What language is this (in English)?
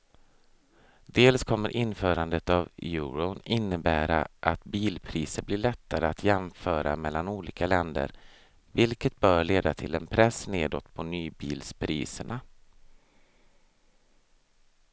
Swedish